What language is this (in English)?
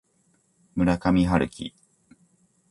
Japanese